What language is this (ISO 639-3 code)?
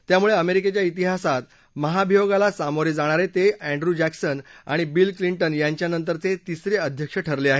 mar